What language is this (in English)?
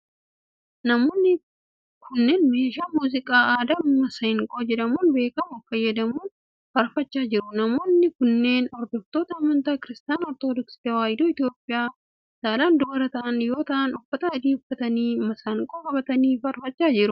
Oromo